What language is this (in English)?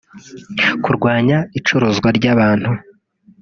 Kinyarwanda